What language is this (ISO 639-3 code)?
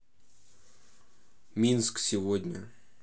rus